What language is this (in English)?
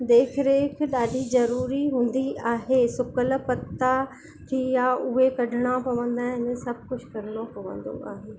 Sindhi